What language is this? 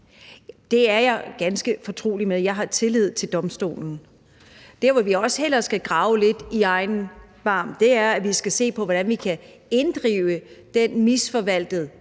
Danish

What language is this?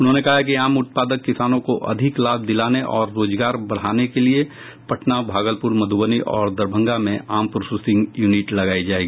Hindi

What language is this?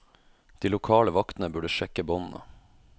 Norwegian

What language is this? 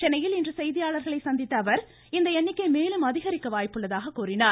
Tamil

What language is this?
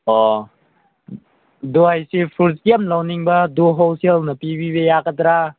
Manipuri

